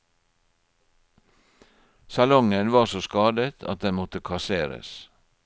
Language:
Norwegian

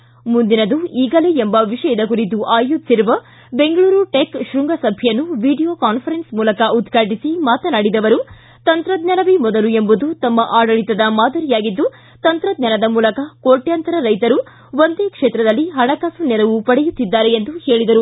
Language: Kannada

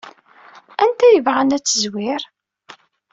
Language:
Kabyle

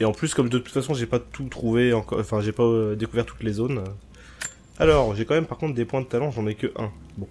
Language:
French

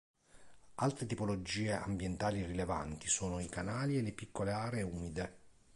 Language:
Italian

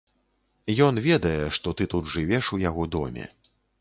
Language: Belarusian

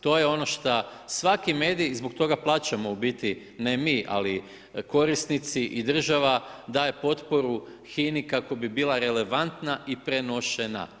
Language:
Croatian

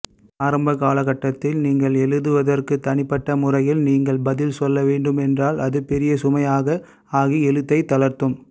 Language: Tamil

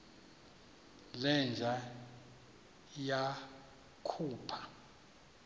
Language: Xhosa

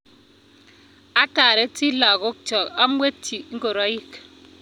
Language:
Kalenjin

